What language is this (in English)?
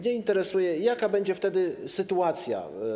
Polish